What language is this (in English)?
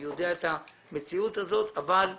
Hebrew